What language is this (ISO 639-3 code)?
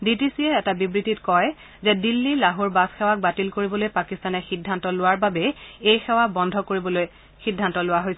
asm